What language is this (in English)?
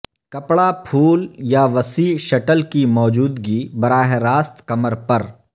Urdu